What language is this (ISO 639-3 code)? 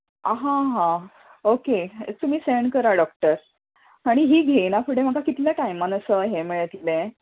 kok